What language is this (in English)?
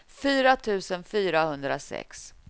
Swedish